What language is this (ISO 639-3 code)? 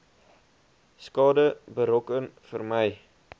afr